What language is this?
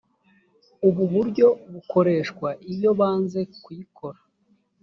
Kinyarwanda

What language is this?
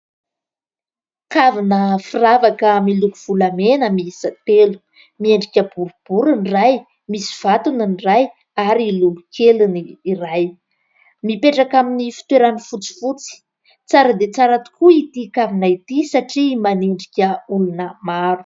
Malagasy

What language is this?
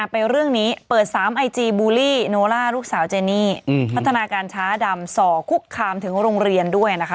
Thai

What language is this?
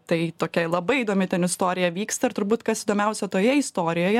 Lithuanian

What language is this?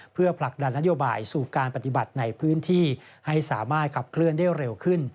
Thai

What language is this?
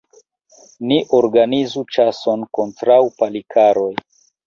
Esperanto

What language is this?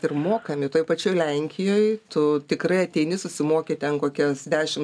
Lithuanian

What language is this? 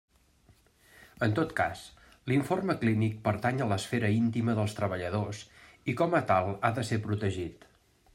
Catalan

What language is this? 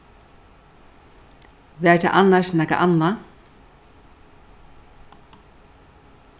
Faroese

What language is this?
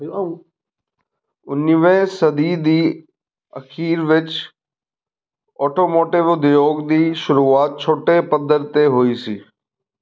Punjabi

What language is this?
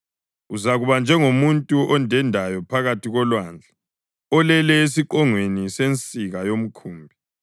North Ndebele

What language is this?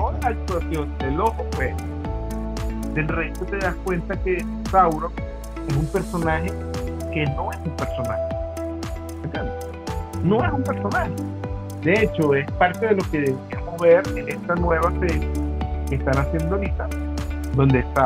Spanish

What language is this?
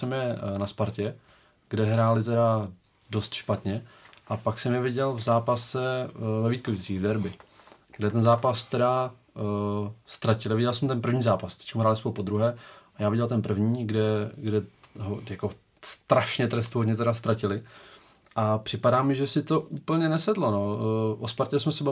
Czech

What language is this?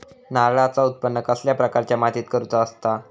Marathi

